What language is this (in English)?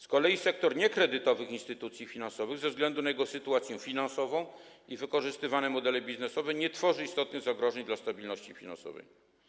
Polish